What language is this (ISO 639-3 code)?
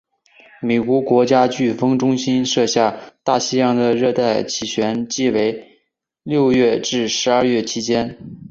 zho